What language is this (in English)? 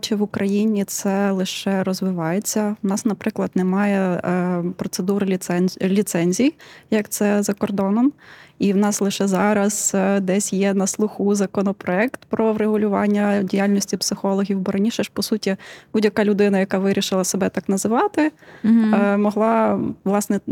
Ukrainian